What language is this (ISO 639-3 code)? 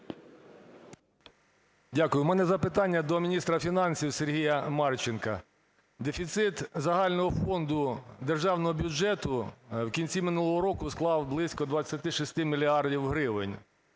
ukr